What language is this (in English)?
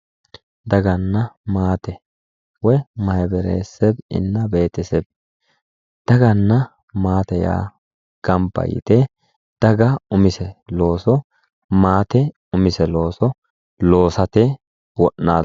Sidamo